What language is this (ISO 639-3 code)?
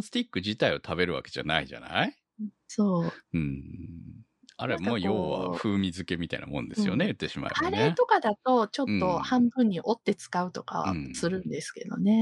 jpn